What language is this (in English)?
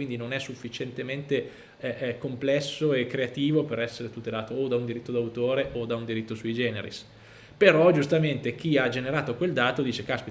Italian